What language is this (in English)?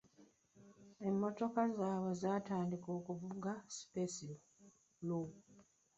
Ganda